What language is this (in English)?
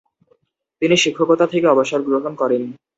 Bangla